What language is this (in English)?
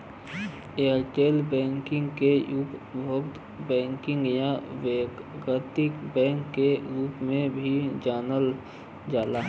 Bhojpuri